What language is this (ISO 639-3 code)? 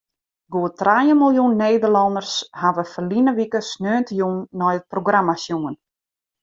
fry